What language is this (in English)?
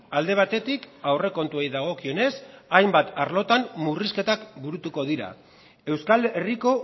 Basque